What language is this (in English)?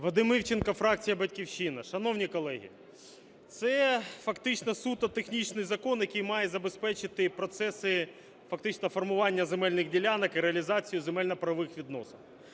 Ukrainian